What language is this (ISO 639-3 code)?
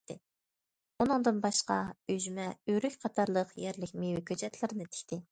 uig